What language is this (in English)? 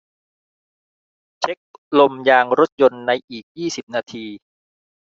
Thai